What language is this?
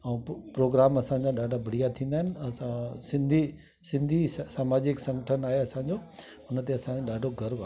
Sindhi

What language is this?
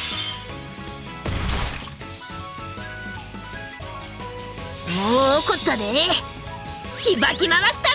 Japanese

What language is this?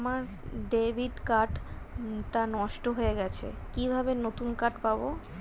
Bangla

